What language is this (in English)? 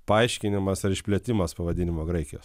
Lithuanian